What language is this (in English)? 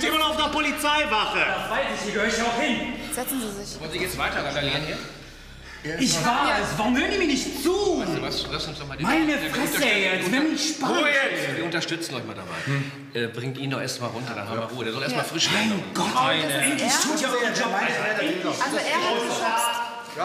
German